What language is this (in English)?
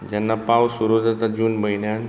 Konkani